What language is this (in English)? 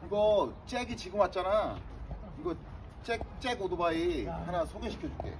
Korean